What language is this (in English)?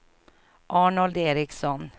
Swedish